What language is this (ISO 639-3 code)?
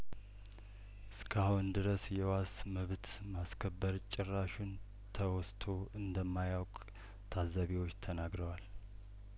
amh